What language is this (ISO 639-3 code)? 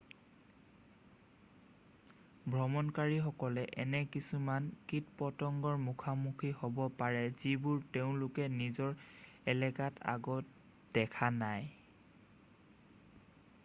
asm